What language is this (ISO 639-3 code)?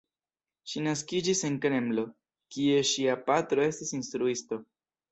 epo